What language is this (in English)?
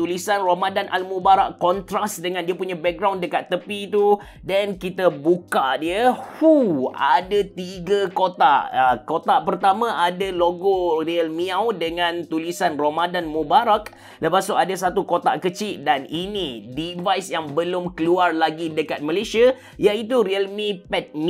Malay